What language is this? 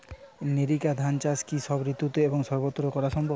Bangla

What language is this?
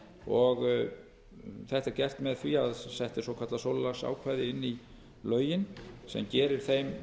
Icelandic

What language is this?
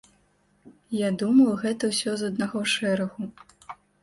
Belarusian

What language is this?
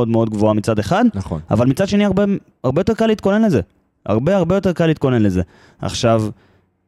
Hebrew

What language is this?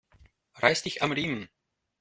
German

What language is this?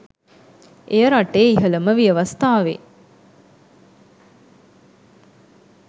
Sinhala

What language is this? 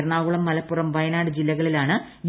Malayalam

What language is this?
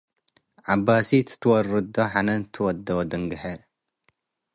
Tigre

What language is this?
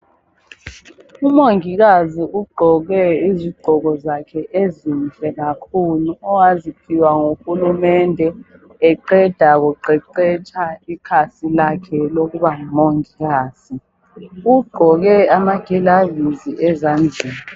North Ndebele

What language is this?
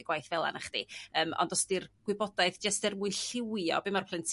Welsh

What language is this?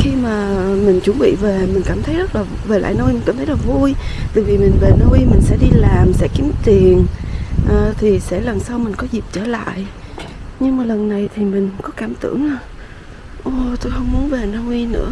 Vietnamese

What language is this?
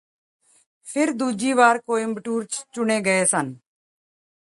Punjabi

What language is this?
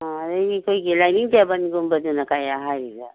Manipuri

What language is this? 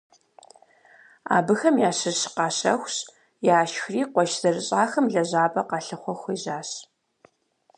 Kabardian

